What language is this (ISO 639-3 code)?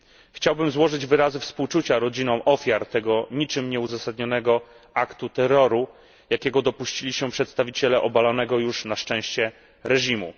pol